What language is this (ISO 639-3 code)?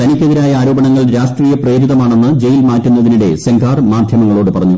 mal